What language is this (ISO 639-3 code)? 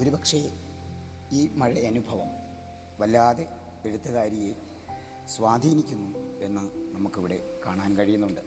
mal